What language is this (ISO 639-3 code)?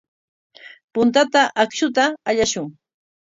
qwa